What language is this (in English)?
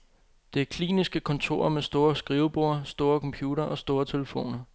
Danish